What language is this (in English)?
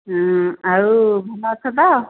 Odia